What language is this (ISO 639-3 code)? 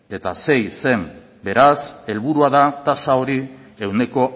eus